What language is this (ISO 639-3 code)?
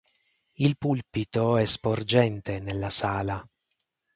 ita